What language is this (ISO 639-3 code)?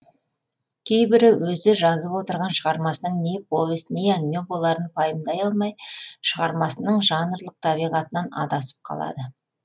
kaz